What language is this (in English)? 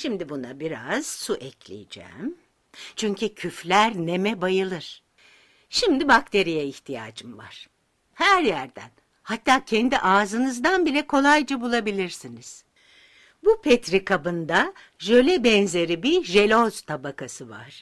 Turkish